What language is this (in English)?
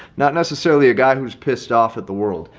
English